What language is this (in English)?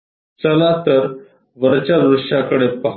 Marathi